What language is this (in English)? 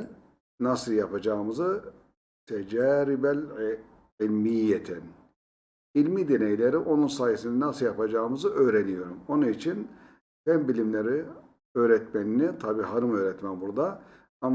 Turkish